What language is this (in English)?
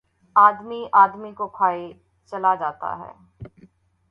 Urdu